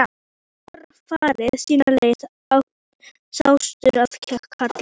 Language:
Icelandic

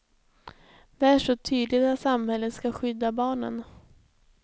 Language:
Swedish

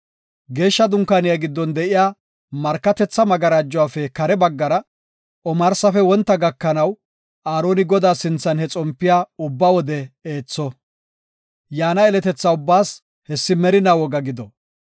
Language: Gofa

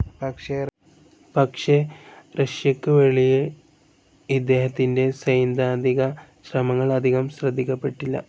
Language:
Malayalam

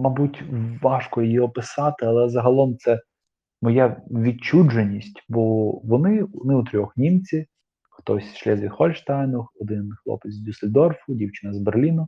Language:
Ukrainian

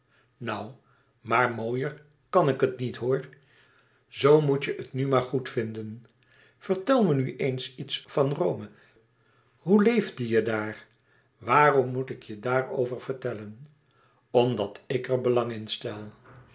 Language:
Dutch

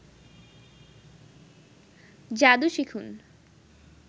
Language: Bangla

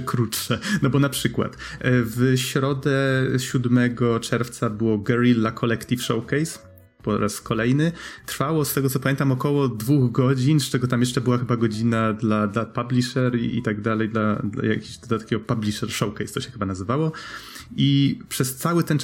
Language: Polish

